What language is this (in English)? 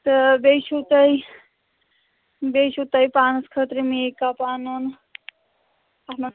Kashmiri